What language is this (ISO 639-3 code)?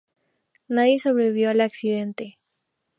spa